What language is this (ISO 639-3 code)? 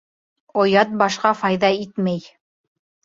bak